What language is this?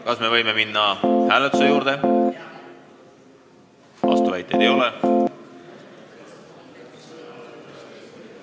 Estonian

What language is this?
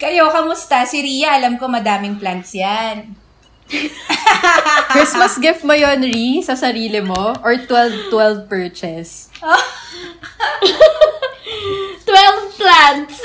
Filipino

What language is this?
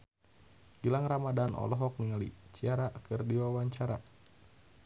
Sundanese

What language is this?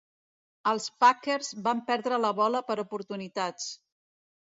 Catalan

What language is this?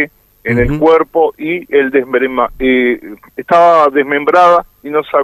Spanish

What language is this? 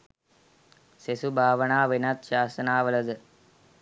Sinhala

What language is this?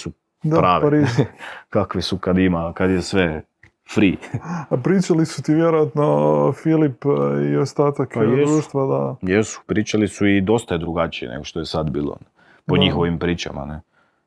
Croatian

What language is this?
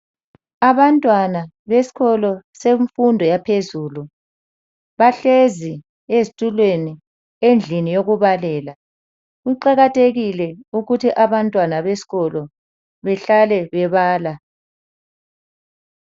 North Ndebele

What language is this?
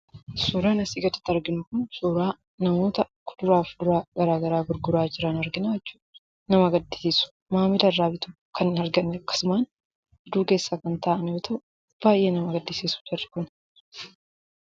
Oromo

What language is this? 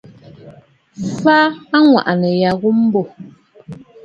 Bafut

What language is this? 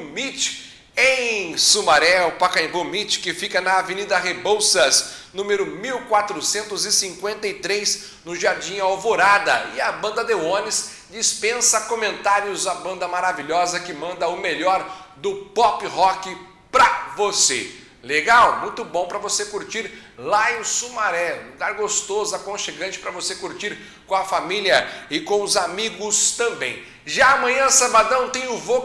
Portuguese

